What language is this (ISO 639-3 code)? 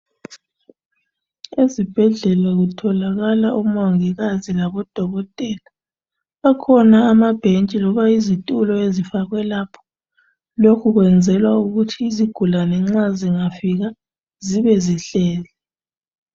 nde